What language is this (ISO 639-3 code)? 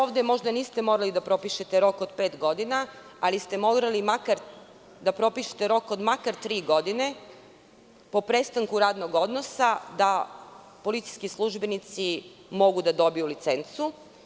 srp